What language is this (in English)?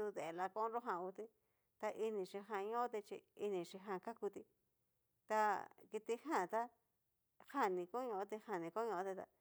Cacaloxtepec Mixtec